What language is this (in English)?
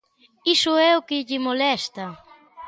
Galician